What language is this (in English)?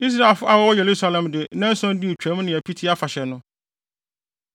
Akan